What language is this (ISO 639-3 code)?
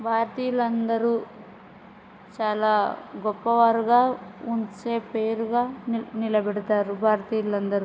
tel